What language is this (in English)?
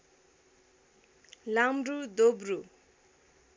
Nepali